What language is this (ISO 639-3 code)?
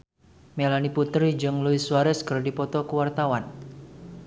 sun